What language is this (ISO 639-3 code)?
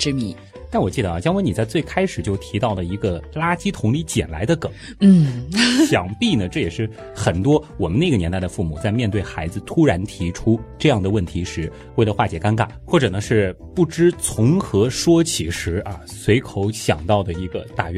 zho